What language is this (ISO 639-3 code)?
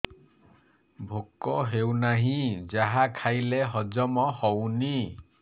ori